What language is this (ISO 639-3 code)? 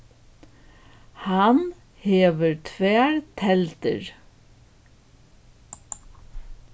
fao